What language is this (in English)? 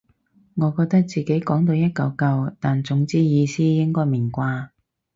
Cantonese